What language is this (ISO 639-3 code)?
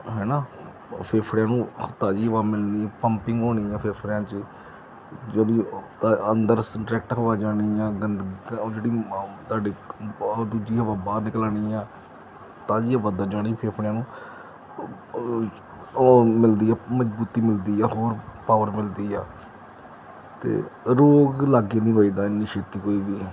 pan